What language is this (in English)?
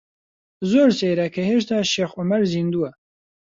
Central Kurdish